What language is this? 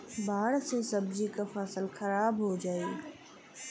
Bhojpuri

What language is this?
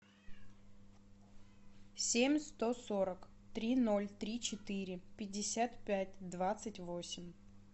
Russian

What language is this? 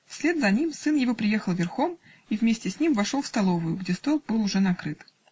Russian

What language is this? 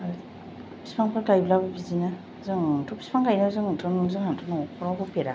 Bodo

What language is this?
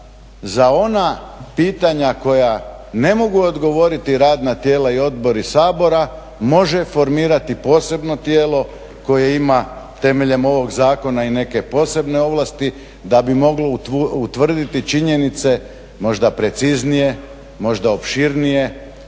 Croatian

